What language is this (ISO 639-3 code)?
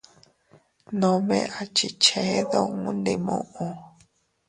cut